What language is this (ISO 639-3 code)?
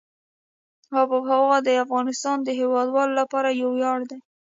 pus